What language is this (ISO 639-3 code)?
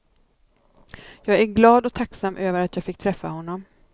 swe